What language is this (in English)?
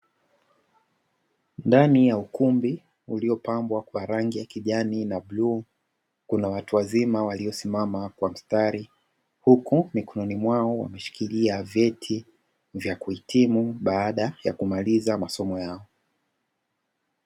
Swahili